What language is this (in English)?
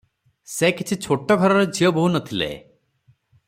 Odia